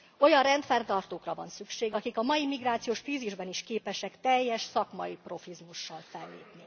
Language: Hungarian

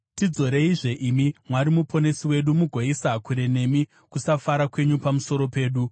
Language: Shona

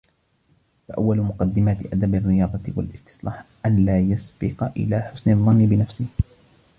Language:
Arabic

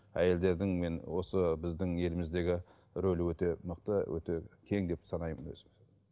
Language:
Kazakh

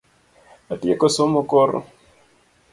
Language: Luo (Kenya and Tanzania)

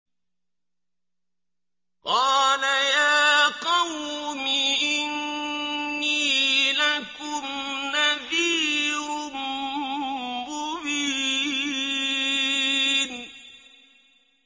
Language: Arabic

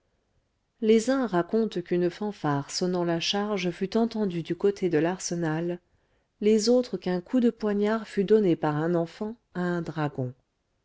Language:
French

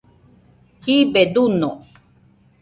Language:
Nüpode Huitoto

